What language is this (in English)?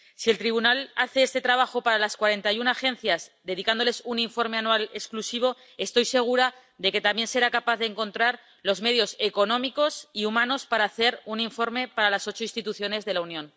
Spanish